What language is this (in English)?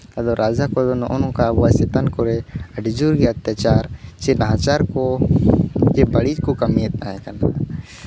Santali